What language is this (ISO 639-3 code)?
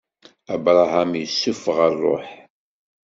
kab